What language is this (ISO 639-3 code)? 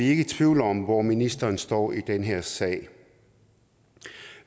dan